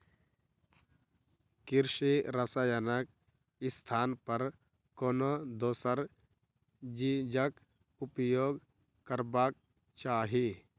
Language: Maithili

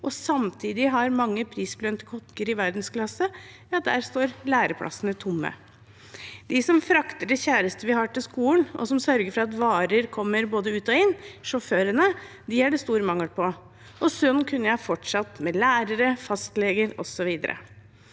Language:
Norwegian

